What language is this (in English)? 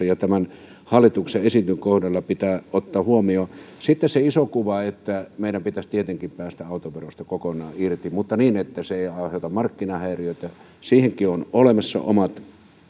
Finnish